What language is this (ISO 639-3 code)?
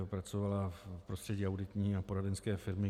ces